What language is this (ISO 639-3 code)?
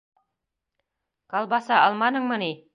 bak